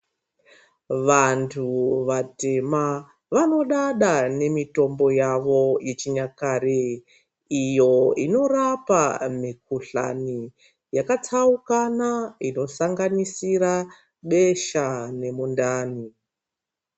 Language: Ndau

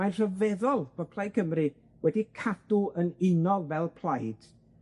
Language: Welsh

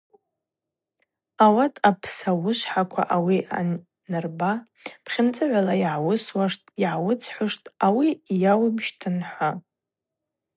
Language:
Abaza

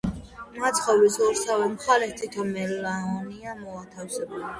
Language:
Georgian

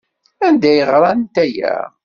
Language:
Kabyle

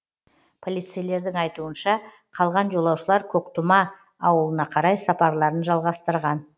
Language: Kazakh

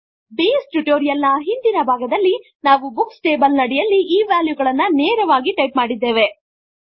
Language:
Kannada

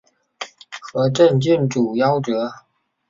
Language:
Chinese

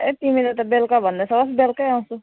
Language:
Nepali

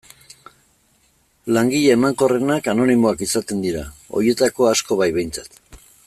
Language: Basque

